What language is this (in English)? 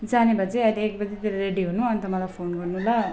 Nepali